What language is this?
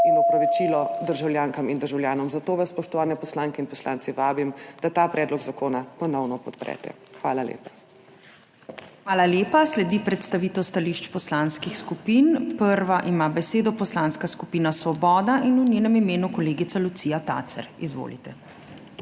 Slovenian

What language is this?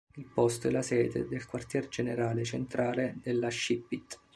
Italian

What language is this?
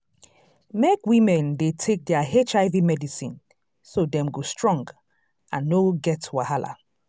Nigerian Pidgin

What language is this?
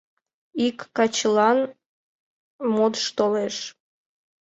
Mari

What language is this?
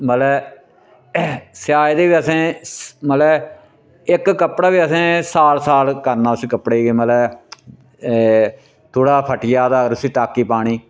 Dogri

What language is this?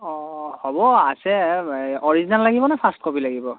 Assamese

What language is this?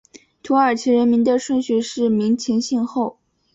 Chinese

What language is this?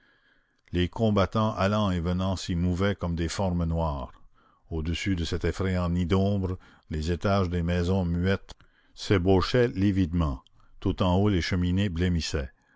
French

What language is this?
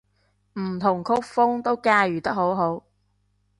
Cantonese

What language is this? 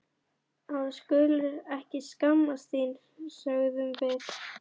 Icelandic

